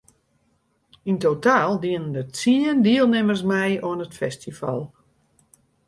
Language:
Western Frisian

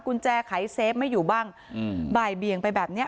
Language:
Thai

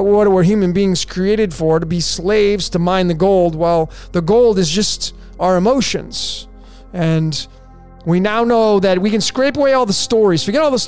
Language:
English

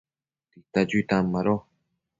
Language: Matsés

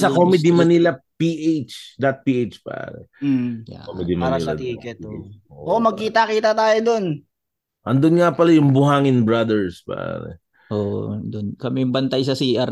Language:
Filipino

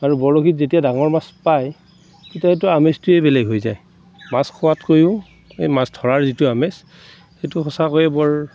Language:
Assamese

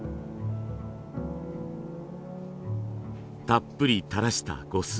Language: Japanese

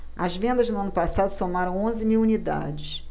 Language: Portuguese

